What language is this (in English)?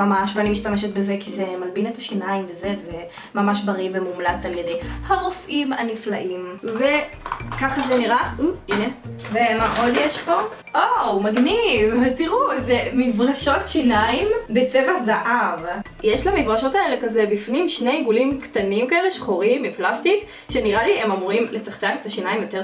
Hebrew